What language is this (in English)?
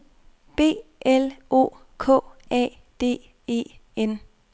Danish